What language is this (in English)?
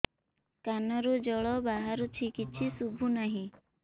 Odia